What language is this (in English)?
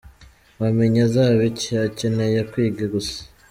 Kinyarwanda